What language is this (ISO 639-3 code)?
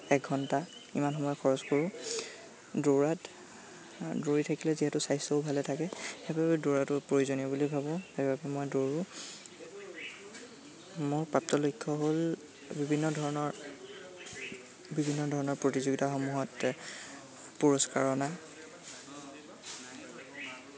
asm